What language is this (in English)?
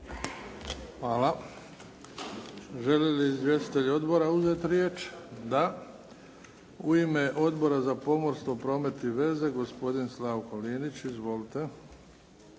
Croatian